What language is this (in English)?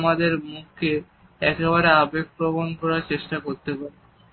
Bangla